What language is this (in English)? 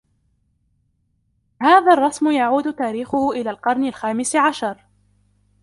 Arabic